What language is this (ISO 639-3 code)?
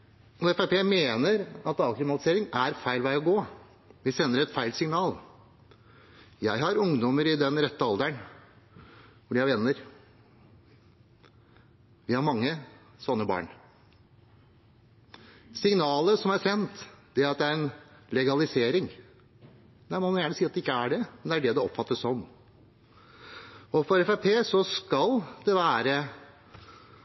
nob